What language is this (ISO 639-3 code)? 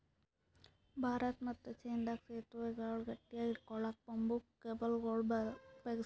kan